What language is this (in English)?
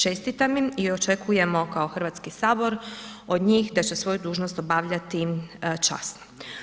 Croatian